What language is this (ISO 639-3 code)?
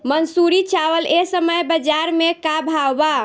bho